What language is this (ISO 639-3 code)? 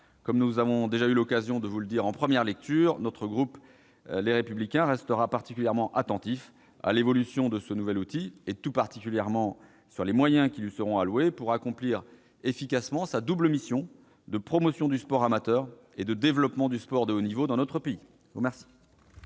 fra